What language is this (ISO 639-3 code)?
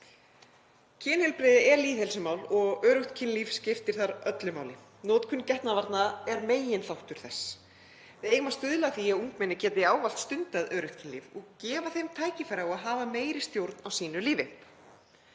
isl